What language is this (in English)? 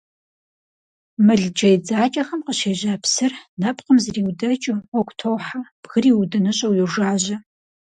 Kabardian